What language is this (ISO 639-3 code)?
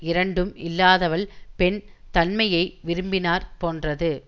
tam